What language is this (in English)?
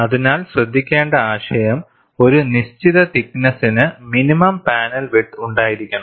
Malayalam